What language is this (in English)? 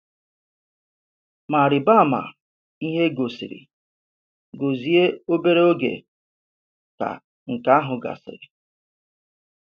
Igbo